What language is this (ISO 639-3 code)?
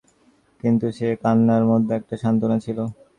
ben